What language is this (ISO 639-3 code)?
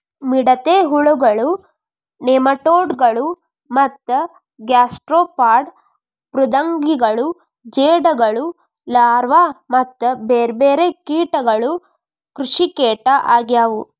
kan